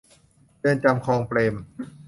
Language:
Thai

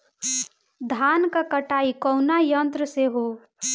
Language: Bhojpuri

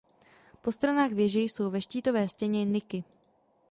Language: Czech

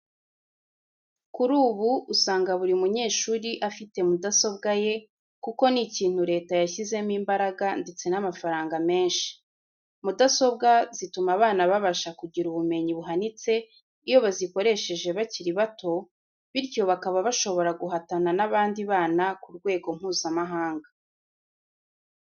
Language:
Kinyarwanda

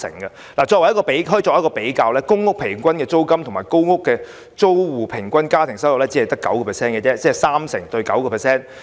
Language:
Cantonese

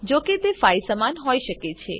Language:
Gujarati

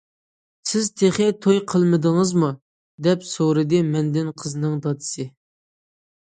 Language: Uyghur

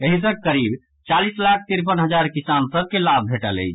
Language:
Maithili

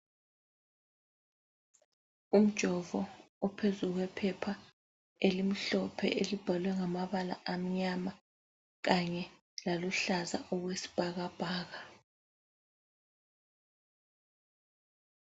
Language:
North Ndebele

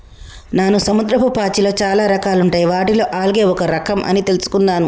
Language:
Telugu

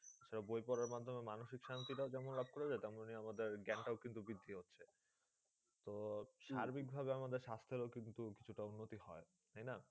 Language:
Bangla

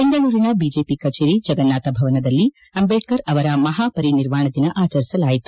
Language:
Kannada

